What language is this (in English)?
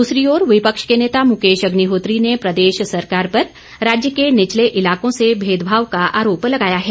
Hindi